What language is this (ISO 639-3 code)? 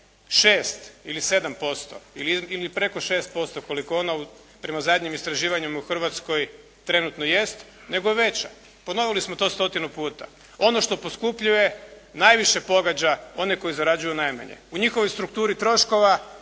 hrv